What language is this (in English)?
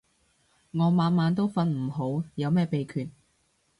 Cantonese